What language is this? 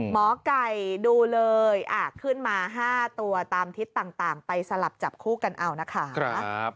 Thai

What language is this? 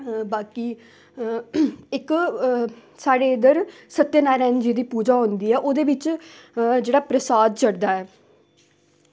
Dogri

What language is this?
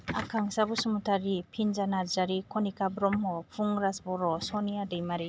Bodo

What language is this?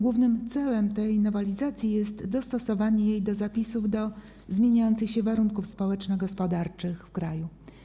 Polish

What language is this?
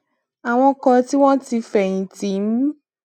Yoruba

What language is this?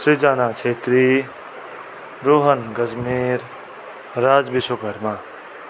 Nepali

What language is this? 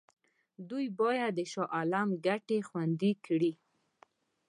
Pashto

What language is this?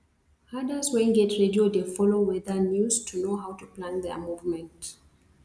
Nigerian Pidgin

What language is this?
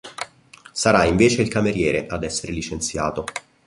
Italian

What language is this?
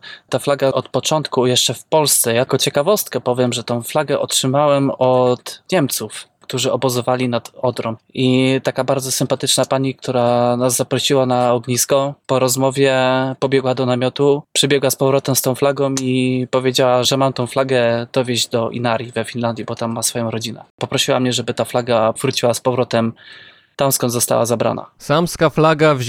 Polish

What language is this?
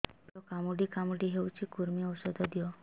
Odia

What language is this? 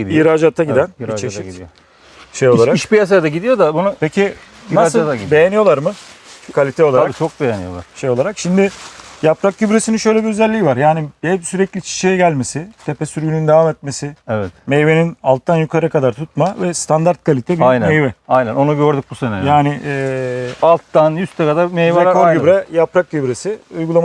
Turkish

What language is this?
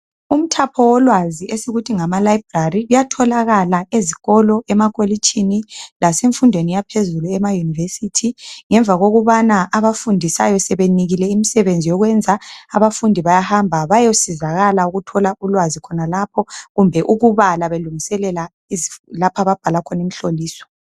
North Ndebele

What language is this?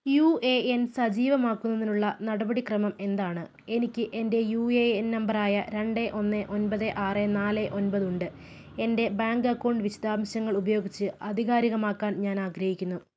Malayalam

